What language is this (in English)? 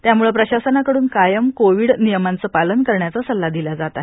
Marathi